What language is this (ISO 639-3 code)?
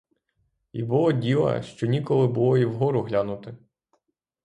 ukr